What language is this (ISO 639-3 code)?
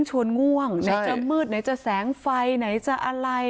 tha